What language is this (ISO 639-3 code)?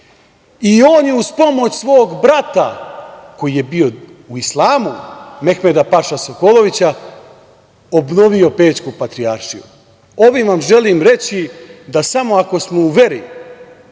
srp